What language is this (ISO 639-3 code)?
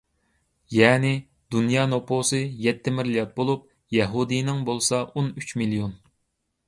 uig